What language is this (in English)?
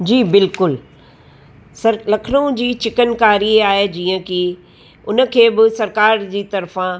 Sindhi